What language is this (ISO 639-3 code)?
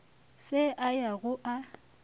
nso